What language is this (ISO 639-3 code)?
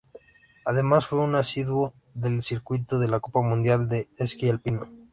spa